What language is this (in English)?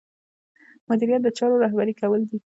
Pashto